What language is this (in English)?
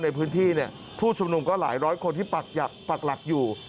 Thai